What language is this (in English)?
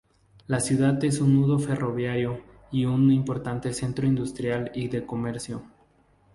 Spanish